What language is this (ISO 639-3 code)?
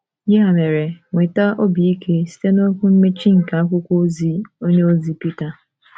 ibo